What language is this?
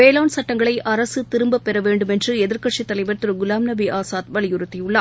Tamil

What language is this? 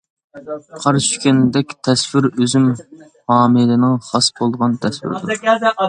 Uyghur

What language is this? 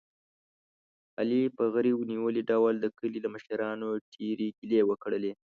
Pashto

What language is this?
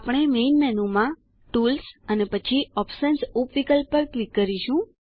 Gujarati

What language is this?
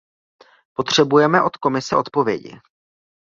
Czech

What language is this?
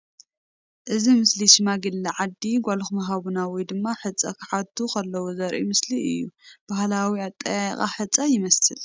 Tigrinya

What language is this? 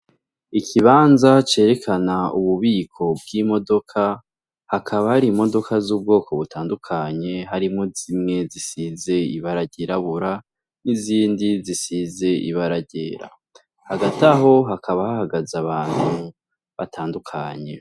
Rundi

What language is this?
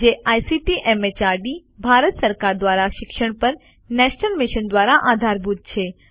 Gujarati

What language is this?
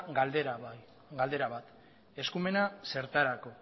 Basque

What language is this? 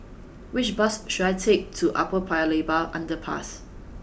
English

